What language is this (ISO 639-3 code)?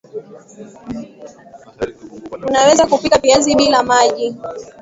swa